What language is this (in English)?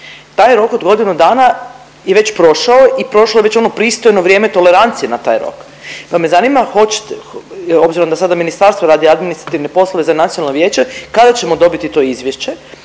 Croatian